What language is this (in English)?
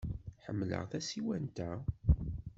Kabyle